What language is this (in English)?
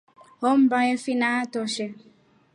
Rombo